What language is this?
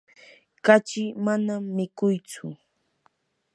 Yanahuanca Pasco Quechua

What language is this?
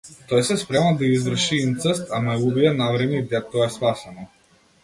Macedonian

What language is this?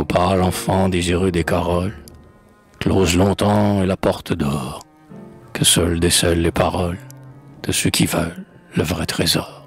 French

